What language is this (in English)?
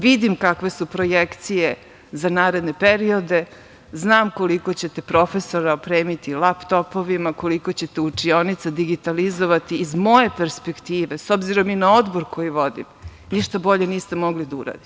Serbian